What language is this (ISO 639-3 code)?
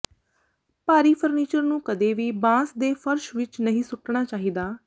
pan